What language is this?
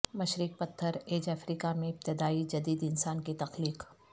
Urdu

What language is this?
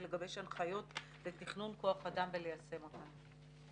Hebrew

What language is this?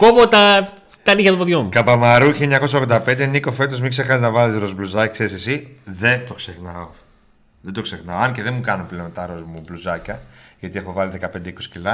Greek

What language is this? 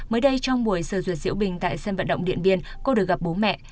Vietnamese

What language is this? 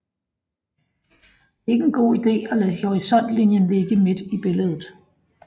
Danish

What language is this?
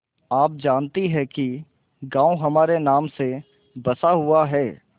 Hindi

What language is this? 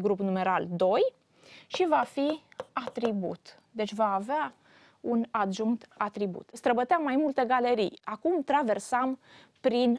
Romanian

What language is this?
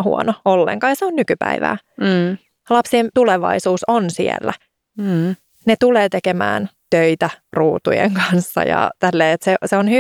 Finnish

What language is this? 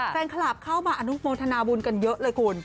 Thai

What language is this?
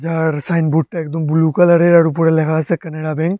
Bangla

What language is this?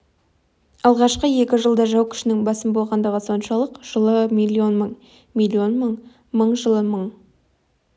Kazakh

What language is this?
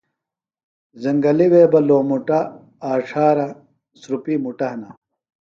Phalura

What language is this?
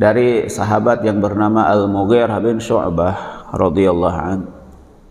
Indonesian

